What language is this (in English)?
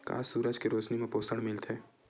Chhattisgarhi